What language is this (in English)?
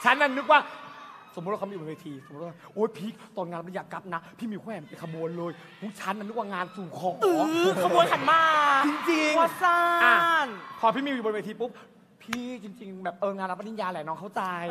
Thai